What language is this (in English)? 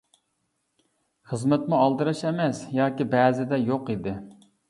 Uyghur